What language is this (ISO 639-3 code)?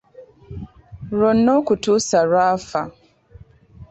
lug